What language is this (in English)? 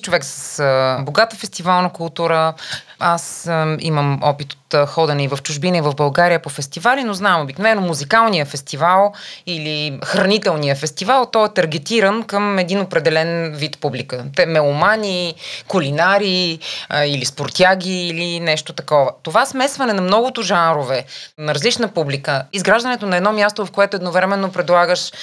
Bulgarian